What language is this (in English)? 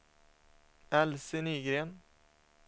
Swedish